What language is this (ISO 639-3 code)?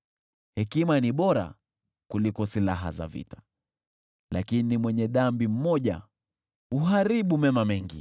swa